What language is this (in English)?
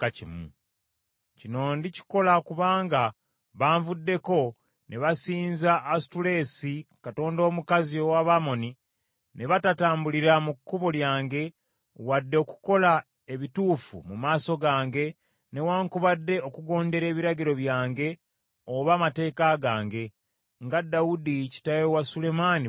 Ganda